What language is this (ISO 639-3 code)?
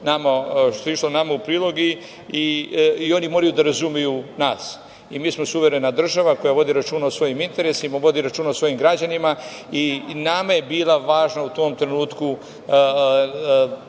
srp